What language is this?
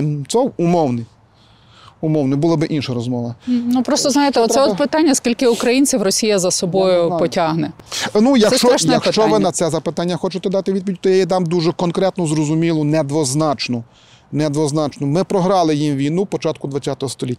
Ukrainian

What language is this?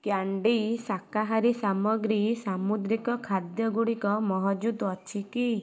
Odia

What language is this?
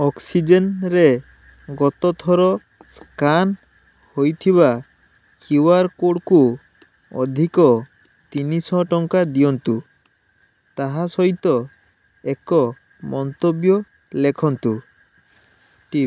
Odia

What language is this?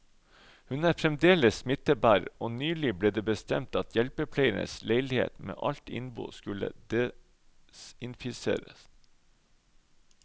Norwegian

